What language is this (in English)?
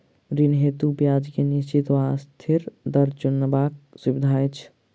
Maithili